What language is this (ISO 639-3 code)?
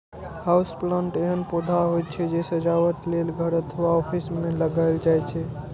mai